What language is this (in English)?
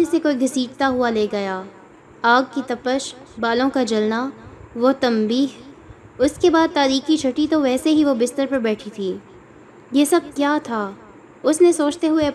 Urdu